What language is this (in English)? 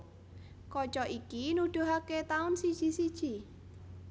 Javanese